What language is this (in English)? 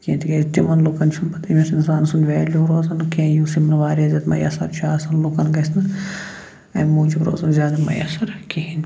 Kashmiri